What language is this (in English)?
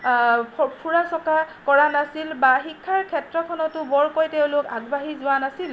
Assamese